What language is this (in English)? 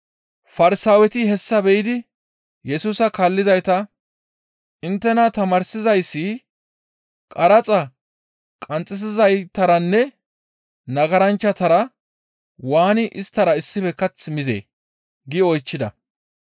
Gamo